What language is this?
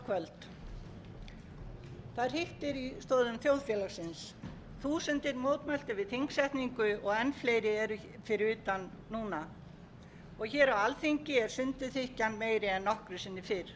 Icelandic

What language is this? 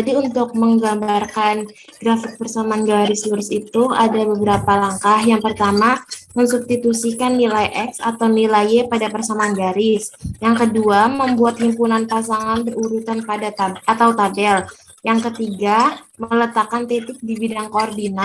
Indonesian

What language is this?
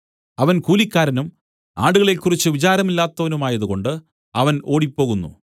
Malayalam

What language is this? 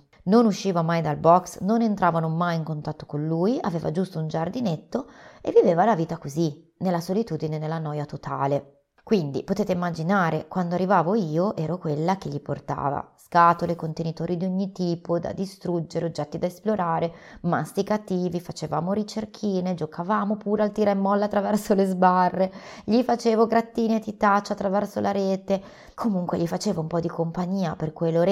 Italian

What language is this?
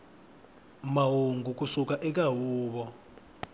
Tsonga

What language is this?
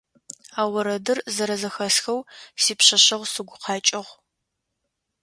Adyghe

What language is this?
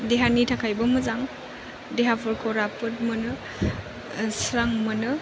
Bodo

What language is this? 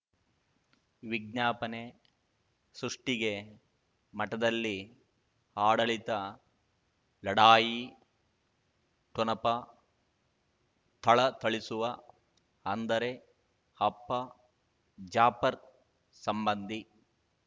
Kannada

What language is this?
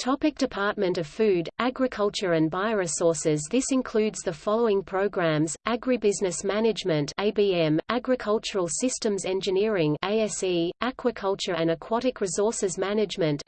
English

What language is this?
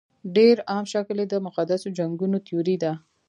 Pashto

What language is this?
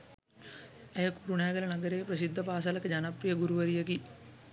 Sinhala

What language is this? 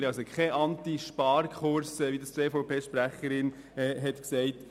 Swiss German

